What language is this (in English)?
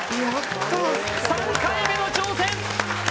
Japanese